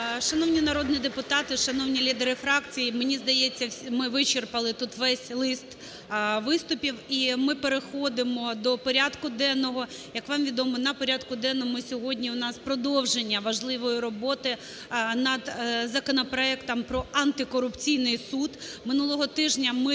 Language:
Ukrainian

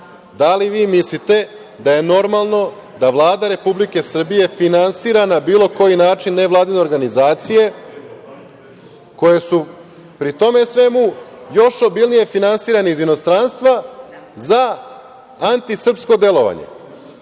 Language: Serbian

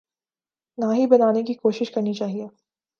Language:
Urdu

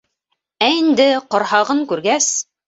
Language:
Bashkir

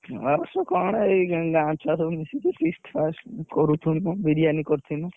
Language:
Odia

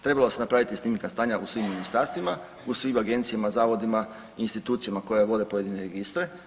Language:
Croatian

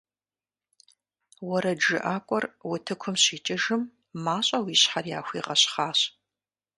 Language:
Kabardian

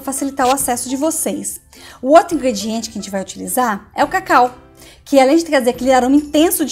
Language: Portuguese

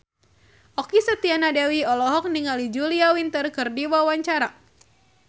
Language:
Sundanese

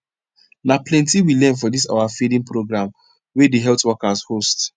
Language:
Nigerian Pidgin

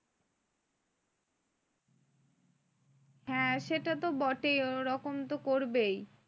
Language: Bangla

